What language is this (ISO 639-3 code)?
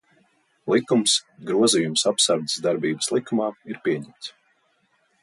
lav